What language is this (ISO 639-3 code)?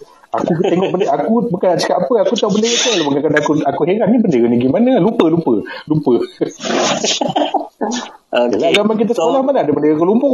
msa